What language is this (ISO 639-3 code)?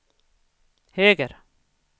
swe